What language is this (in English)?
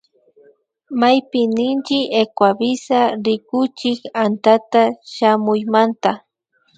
Imbabura Highland Quichua